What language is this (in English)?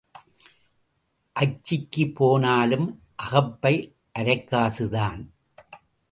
Tamil